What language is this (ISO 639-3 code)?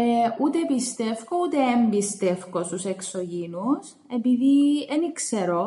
ell